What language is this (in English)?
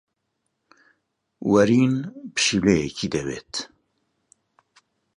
Central Kurdish